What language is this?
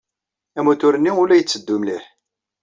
Kabyle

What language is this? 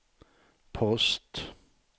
Swedish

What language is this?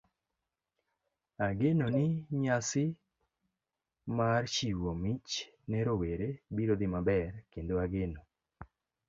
Luo (Kenya and Tanzania)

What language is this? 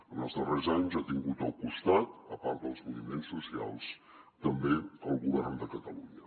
Catalan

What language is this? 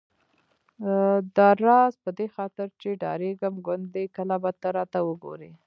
Pashto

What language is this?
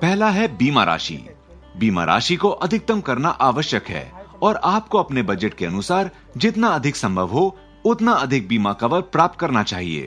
Hindi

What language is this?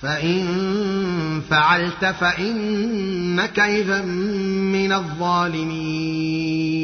Arabic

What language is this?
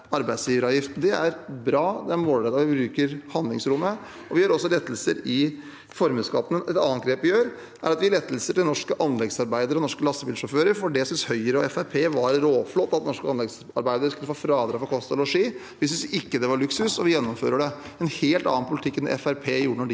Norwegian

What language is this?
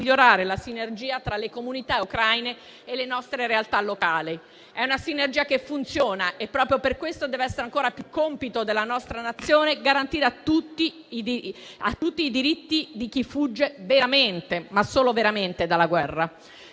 Italian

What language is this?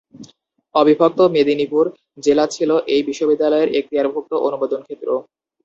Bangla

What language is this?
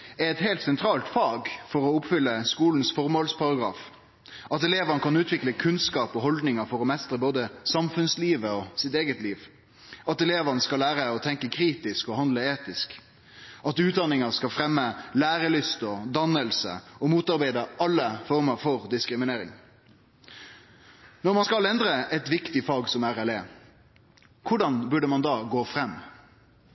Norwegian Nynorsk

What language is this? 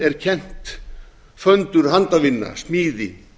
Icelandic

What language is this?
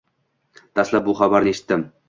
Uzbek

